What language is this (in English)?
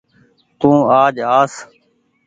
Goaria